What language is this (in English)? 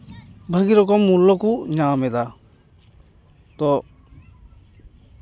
Santali